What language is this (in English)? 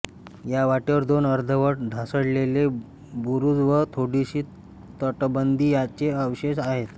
Marathi